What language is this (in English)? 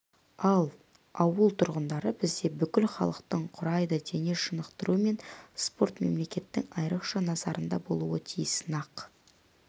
Kazakh